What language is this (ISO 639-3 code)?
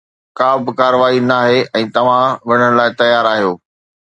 snd